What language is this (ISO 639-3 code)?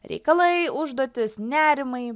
lit